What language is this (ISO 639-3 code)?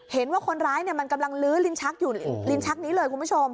tha